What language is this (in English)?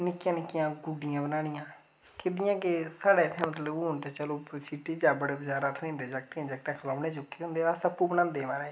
Dogri